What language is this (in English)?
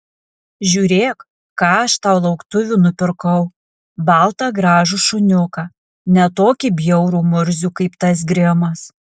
Lithuanian